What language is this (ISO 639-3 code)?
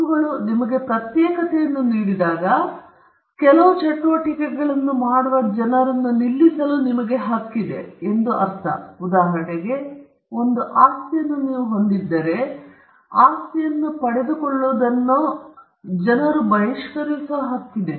kan